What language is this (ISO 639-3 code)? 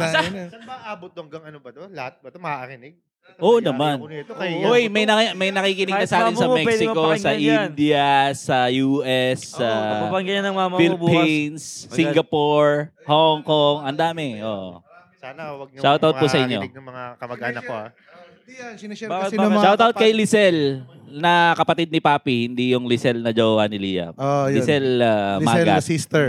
fil